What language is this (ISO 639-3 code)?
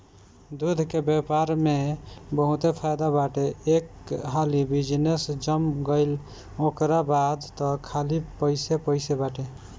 bho